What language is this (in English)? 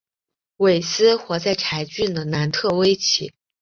Chinese